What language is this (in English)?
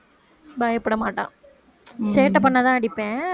Tamil